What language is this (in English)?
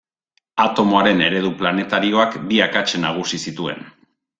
Basque